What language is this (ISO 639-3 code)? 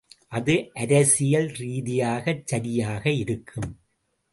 tam